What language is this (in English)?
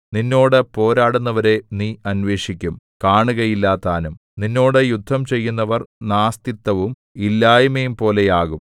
Malayalam